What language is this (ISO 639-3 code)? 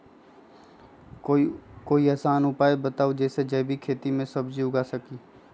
mag